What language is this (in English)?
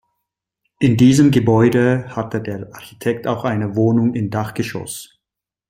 German